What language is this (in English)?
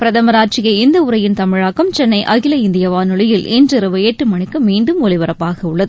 Tamil